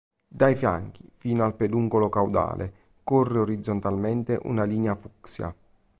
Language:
Italian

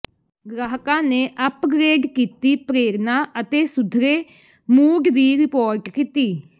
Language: Punjabi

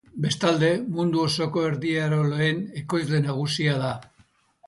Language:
Basque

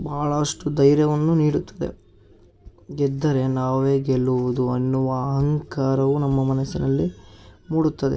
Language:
Kannada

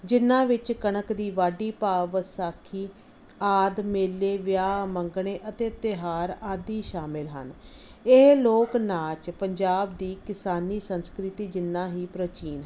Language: Punjabi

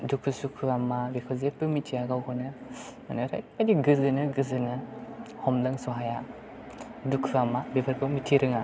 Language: Bodo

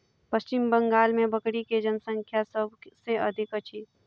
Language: Maithili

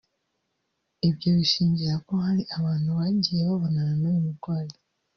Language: Kinyarwanda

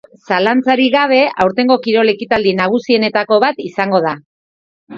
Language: Basque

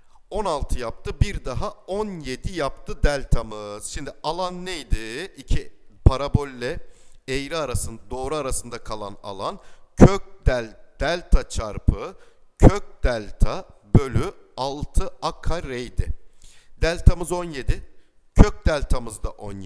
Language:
Turkish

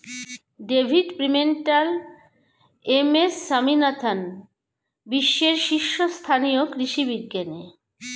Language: Bangla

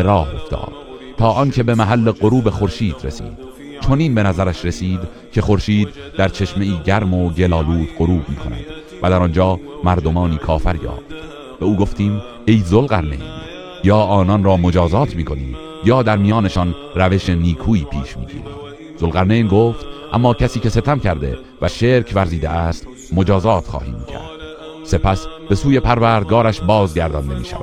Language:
Persian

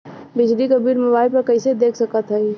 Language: Bhojpuri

